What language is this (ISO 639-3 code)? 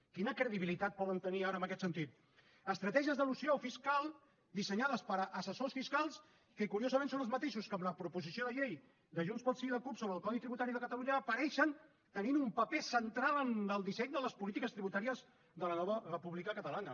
cat